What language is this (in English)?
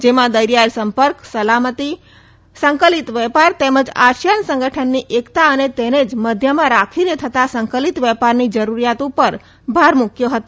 Gujarati